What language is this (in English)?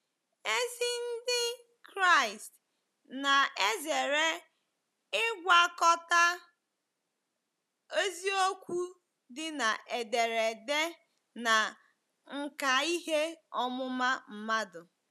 Igbo